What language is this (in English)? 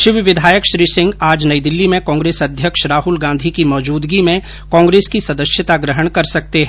Hindi